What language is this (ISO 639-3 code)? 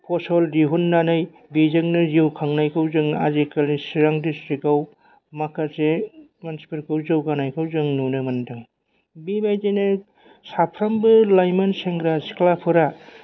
brx